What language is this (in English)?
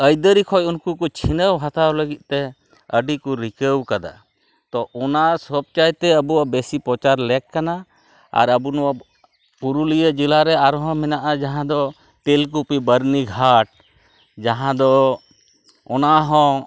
Santali